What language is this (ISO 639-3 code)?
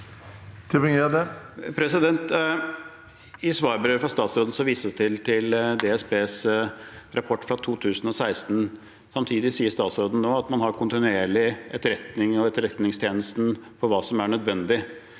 nor